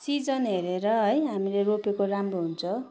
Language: Nepali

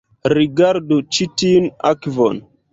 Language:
Esperanto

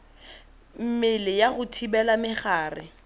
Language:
Tswana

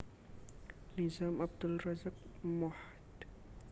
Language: Javanese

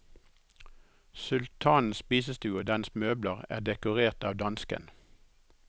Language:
Norwegian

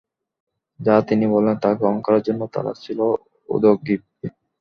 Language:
Bangla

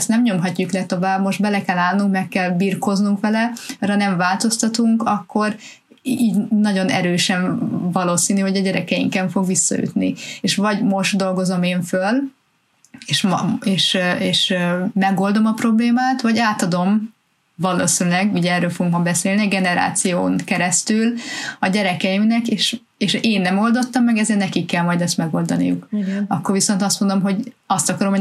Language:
Hungarian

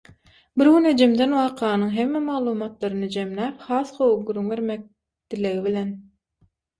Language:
Turkmen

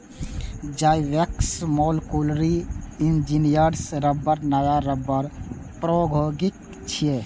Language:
Maithili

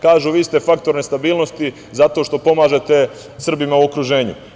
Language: Serbian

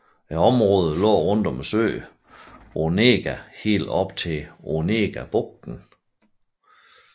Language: Danish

